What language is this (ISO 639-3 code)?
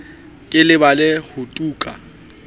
sot